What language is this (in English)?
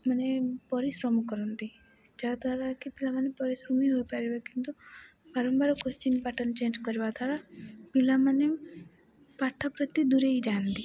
Odia